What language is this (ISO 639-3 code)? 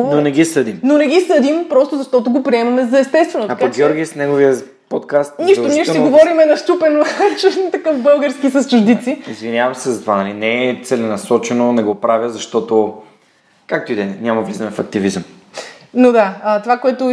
bul